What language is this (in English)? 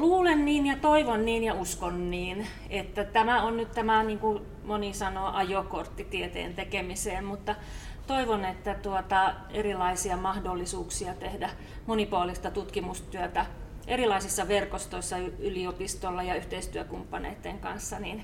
Finnish